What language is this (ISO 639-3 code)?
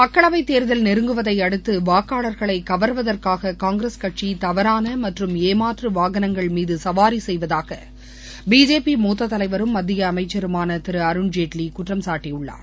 tam